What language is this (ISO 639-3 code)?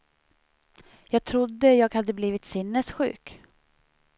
swe